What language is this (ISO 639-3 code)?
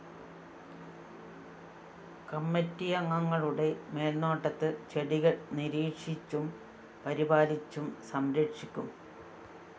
mal